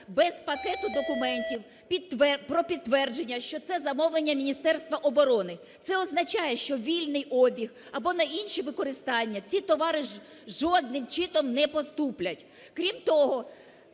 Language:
Ukrainian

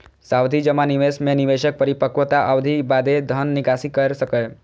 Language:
Maithili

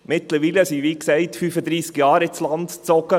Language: Swiss German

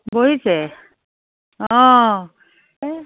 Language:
Assamese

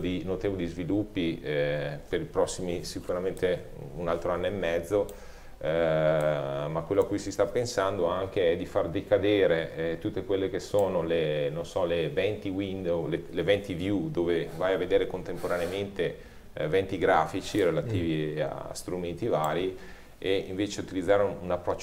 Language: Italian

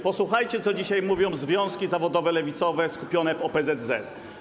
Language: Polish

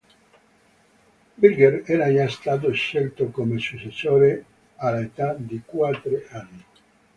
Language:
Italian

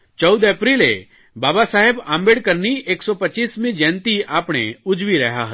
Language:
Gujarati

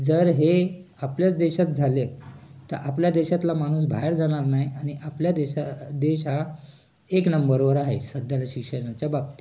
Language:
Marathi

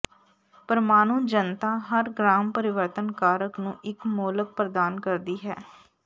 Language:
Punjabi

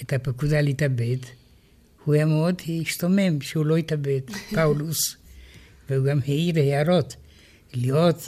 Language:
Hebrew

